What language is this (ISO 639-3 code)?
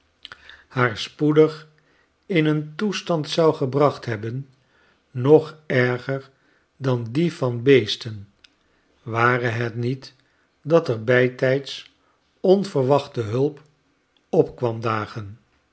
nld